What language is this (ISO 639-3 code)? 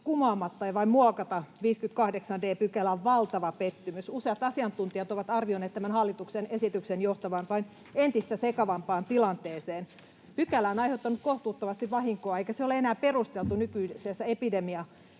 fin